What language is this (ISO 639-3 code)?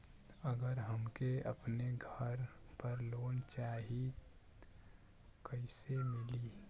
bho